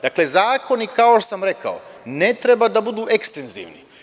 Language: Serbian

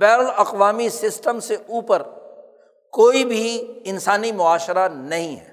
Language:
Urdu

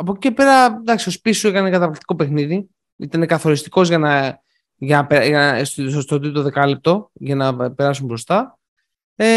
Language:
Greek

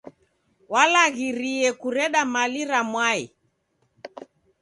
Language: Taita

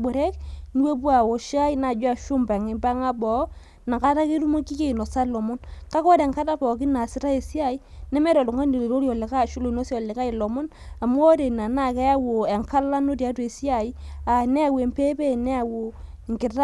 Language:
Masai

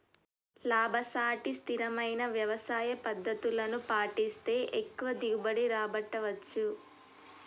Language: Telugu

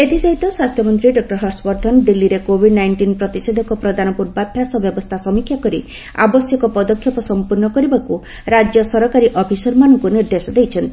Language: Odia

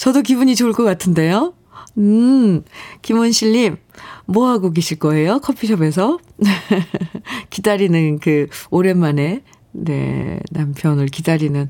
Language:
Korean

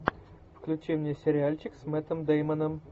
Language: Russian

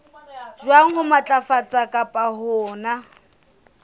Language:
Southern Sotho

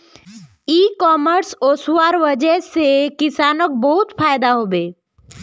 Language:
Magahi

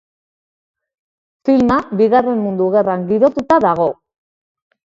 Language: Basque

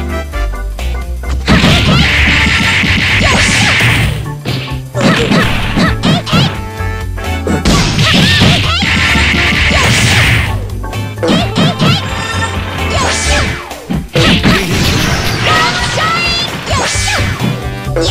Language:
Japanese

